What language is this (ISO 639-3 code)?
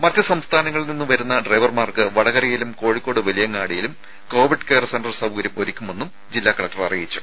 mal